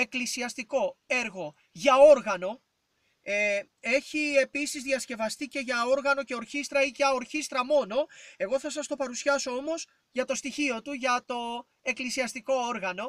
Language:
Greek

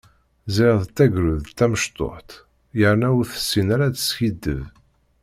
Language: Kabyle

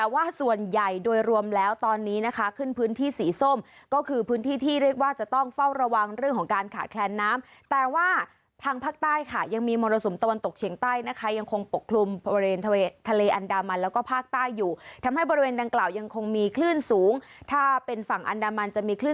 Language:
Thai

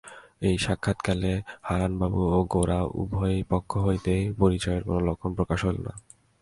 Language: Bangla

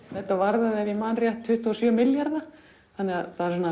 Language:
Icelandic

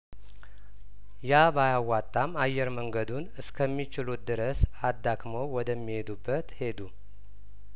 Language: Amharic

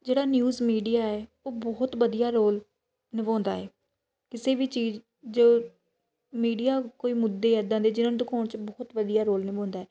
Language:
Punjabi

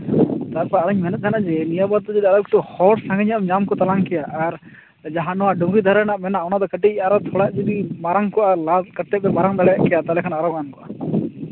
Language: Santali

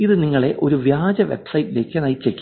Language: Malayalam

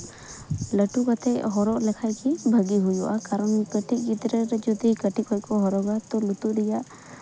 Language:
Santali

